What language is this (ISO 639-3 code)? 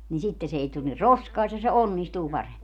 fin